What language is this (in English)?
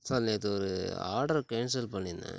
Tamil